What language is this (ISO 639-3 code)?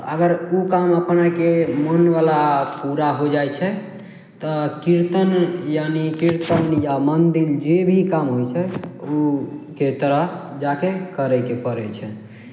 mai